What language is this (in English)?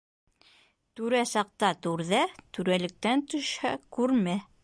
Bashkir